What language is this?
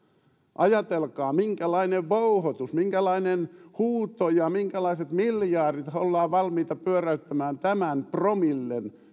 Finnish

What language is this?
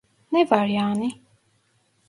Turkish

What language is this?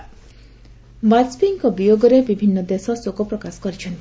Odia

